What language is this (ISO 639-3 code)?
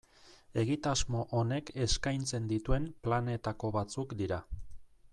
eus